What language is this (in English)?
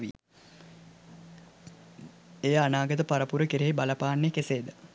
Sinhala